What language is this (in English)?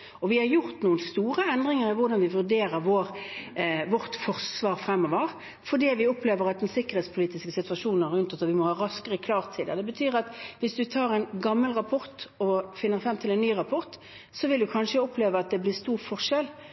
Norwegian Bokmål